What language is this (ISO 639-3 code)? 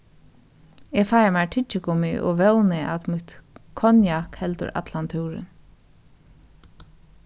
fao